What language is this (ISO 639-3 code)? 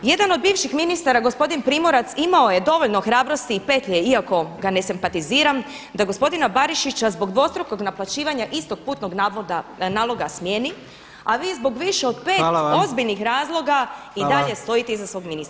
hrv